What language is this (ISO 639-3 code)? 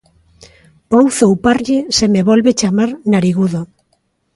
glg